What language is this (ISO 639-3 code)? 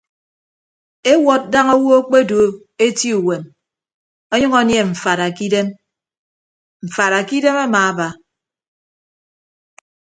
ibb